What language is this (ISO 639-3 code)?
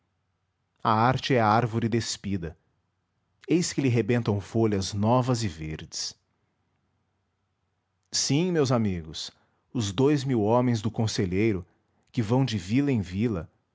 por